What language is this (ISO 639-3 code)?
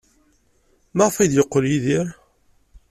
kab